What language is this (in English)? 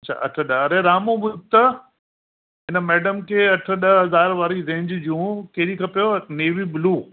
Sindhi